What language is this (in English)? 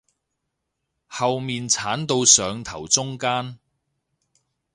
Cantonese